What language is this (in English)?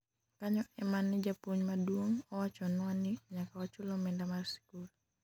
Luo (Kenya and Tanzania)